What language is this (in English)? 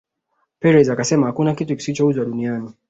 Swahili